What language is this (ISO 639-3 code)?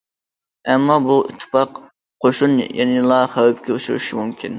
uig